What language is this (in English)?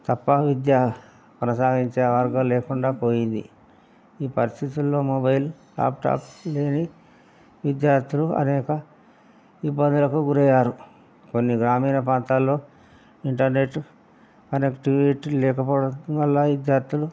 Telugu